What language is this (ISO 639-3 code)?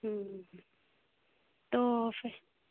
urd